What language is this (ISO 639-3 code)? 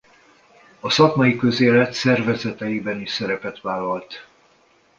hun